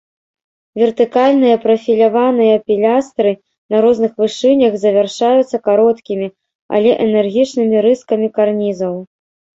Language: Belarusian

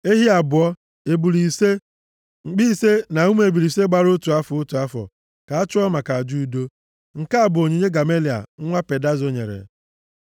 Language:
Igbo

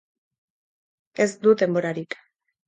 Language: Basque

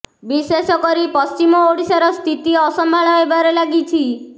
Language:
Odia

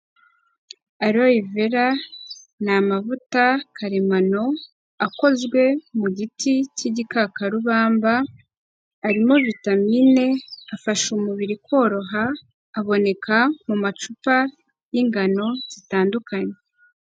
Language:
Kinyarwanda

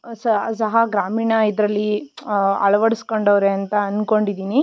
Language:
Kannada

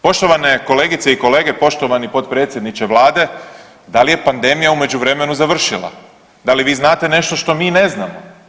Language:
Croatian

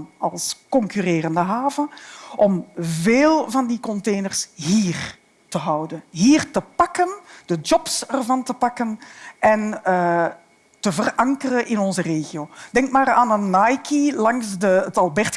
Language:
Dutch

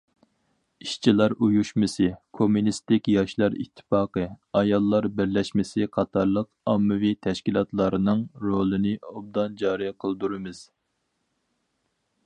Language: Uyghur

